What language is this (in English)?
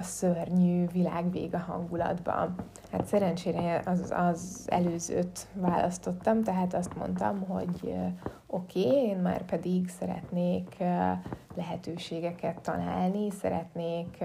Hungarian